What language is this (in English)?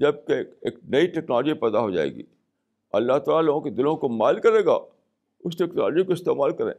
Urdu